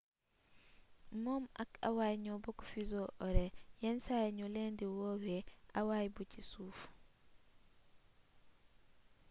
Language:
Wolof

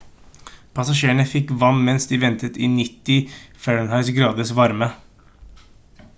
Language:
Norwegian Bokmål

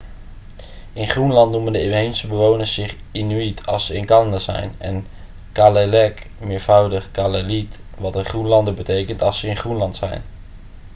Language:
Dutch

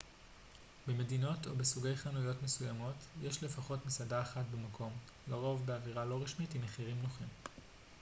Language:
Hebrew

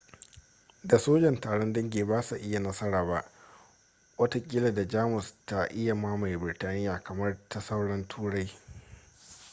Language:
Hausa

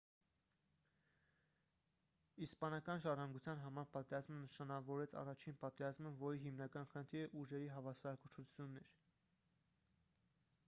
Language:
Armenian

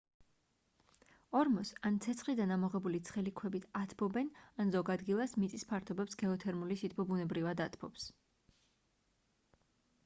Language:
Georgian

